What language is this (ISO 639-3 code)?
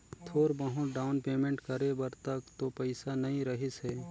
hne